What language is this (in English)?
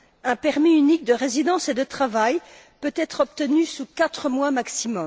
French